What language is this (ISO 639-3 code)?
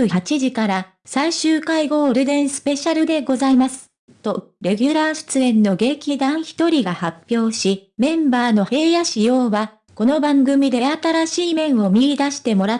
jpn